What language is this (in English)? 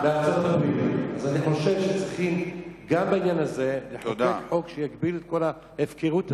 Hebrew